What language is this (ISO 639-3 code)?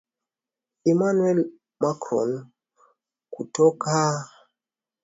swa